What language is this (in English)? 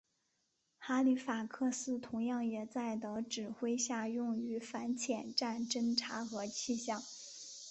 Chinese